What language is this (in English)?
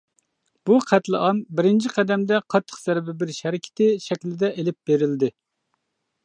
Uyghur